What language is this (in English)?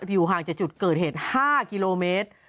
Thai